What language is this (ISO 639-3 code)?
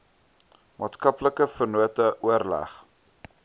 afr